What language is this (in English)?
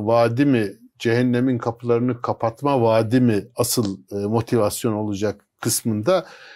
Turkish